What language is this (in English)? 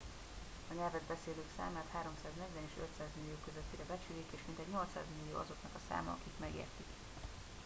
Hungarian